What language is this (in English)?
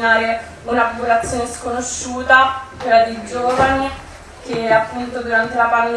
Italian